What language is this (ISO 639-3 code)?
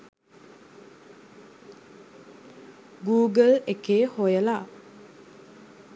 sin